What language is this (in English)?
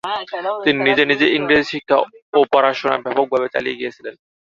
Bangla